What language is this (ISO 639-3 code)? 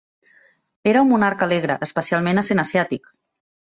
cat